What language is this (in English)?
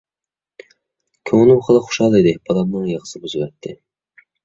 Uyghur